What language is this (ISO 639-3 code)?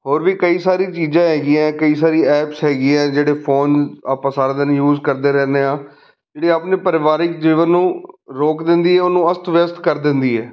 pan